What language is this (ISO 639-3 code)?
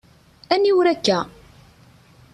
kab